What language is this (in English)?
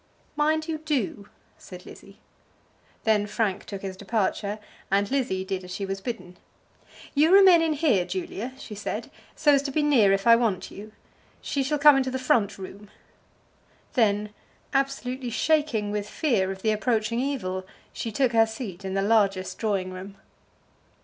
English